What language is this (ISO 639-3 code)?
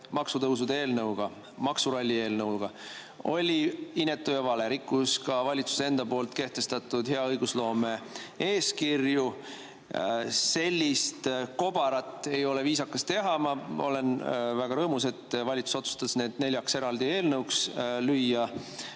est